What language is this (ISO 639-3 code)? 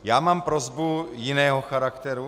ces